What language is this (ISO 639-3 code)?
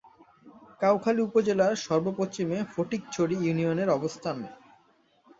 ben